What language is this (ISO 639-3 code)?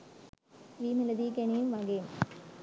sin